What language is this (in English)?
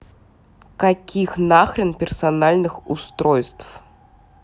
Russian